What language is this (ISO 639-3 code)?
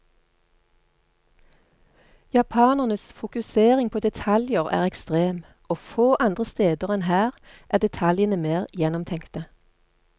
nor